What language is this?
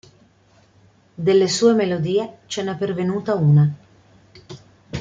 Italian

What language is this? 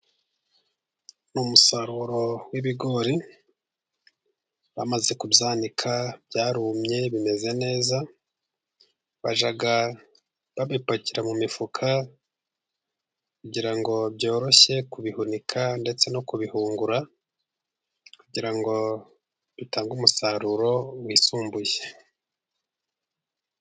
Kinyarwanda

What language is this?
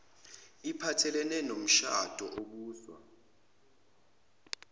Zulu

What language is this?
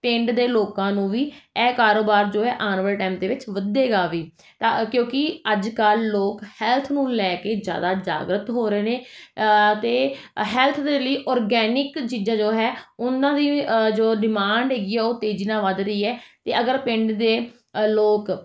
Punjabi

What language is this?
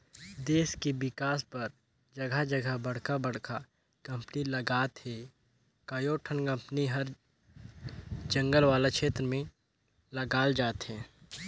Chhattisgarhi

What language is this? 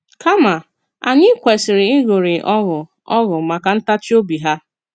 Igbo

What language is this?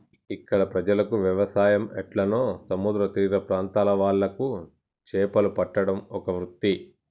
Telugu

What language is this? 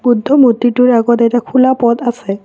Assamese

